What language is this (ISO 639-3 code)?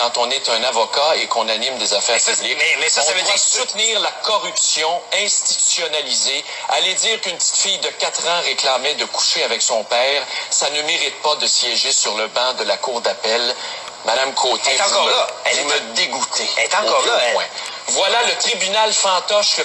fra